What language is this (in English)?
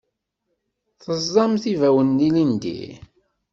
Kabyle